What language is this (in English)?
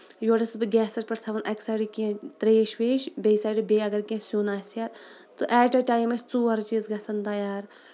Kashmiri